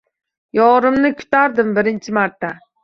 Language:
Uzbek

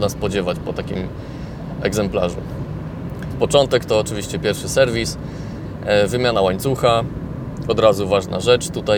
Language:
Polish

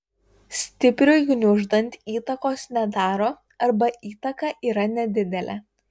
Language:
Lithuanian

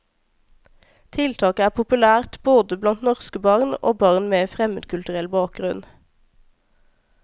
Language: Norwegian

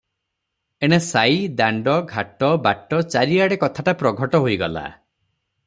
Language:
Odia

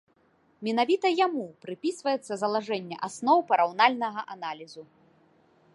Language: Belarusian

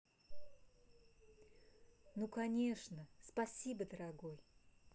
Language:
Russian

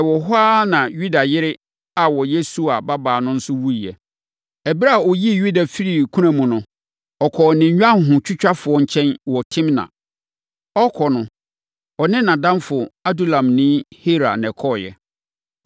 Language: Akan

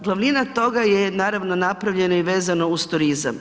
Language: Croatian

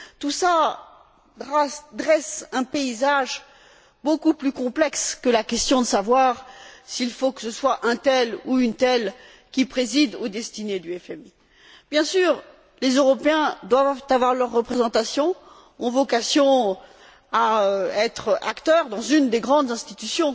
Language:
French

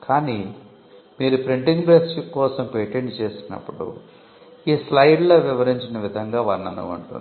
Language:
Telugu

